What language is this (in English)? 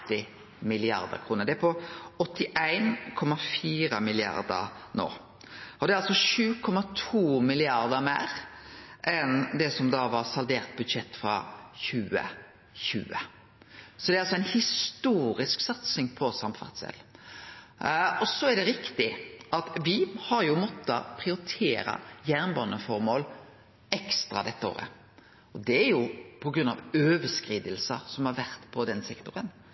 Norwegian Nynorsk